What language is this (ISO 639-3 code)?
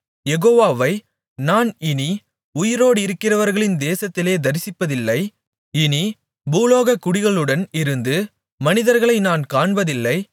tam